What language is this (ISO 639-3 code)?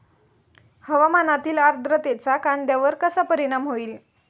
mar